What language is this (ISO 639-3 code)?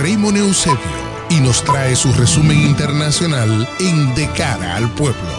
spa